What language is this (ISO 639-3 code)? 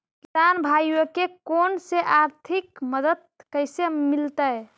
mag